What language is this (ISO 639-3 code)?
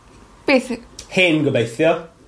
cym